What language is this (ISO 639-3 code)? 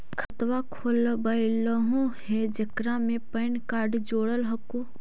mag